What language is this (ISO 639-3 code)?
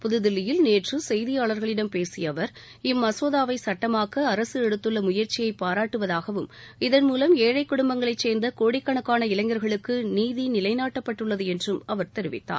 tam